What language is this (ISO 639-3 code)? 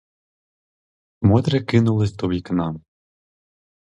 ukr